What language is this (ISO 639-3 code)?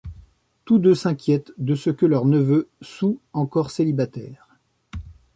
fra